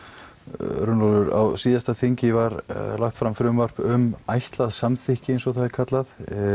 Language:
Icelandic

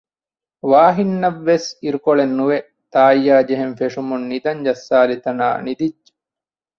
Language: Divehi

